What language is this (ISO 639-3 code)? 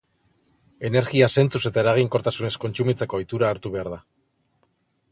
eus